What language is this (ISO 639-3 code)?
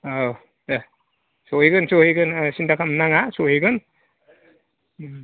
brx